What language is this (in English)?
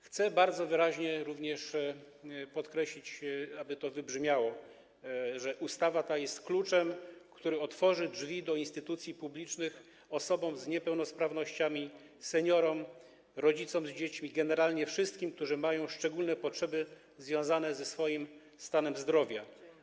Polish